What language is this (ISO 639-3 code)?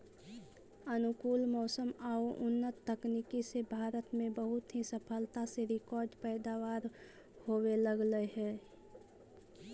mag